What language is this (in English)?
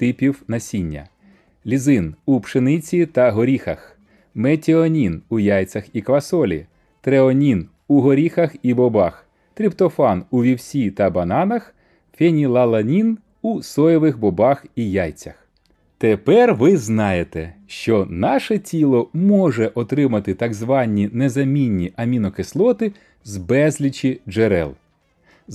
Ukrainian